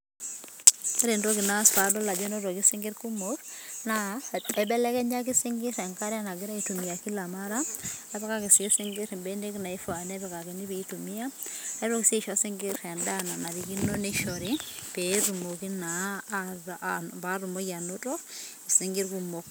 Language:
Masai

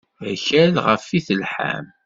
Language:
Kabyle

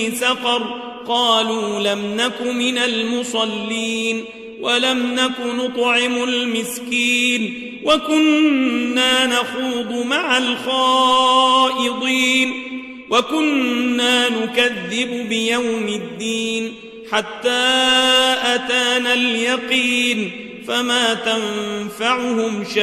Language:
Arabic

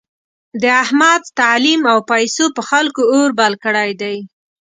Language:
Pashto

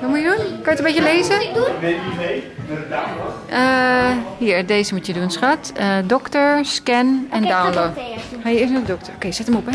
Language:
Dutch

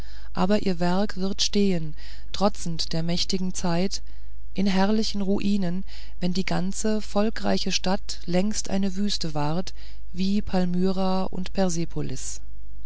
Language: German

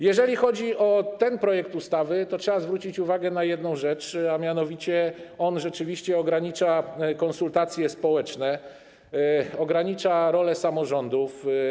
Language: Polish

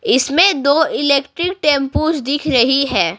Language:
Hindi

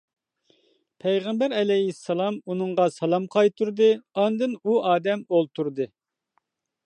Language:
Uyghur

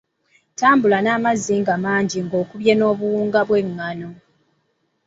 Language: Ganda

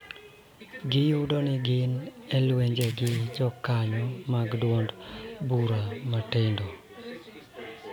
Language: Luo (Kenya and Tanzania)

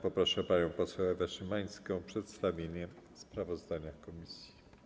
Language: Polish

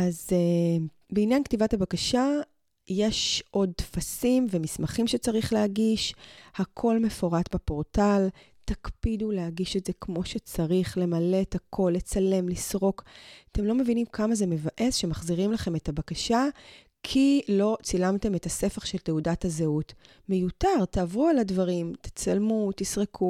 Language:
Hebrew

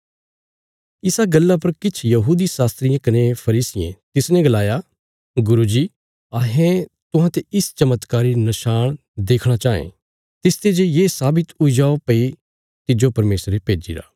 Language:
Bilaspuri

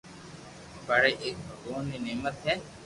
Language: Loarki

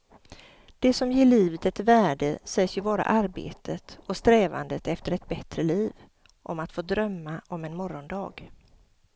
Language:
Swedish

